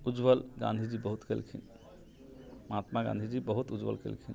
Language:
Maithili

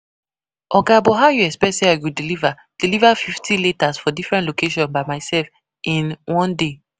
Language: Nigerian Pidgin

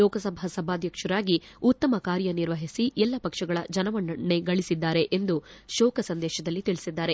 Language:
Kannada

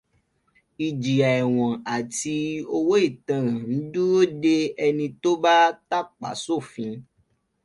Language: Yoruba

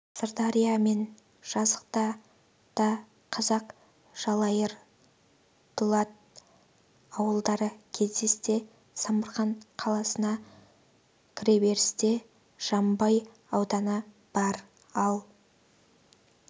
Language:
Kazakh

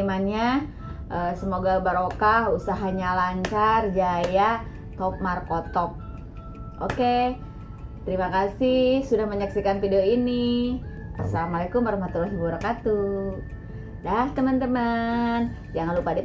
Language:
Indonesian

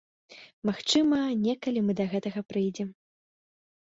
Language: Belarusian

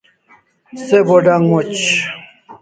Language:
Kalasha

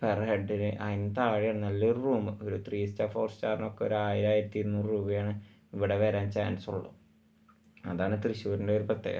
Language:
Malayalam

